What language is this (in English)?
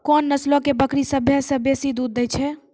Maithili